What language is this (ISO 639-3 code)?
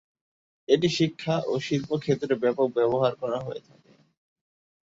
ben